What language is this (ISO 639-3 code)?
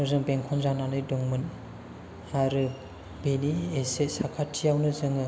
brx